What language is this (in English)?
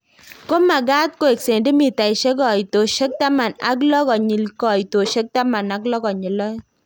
Kalenjin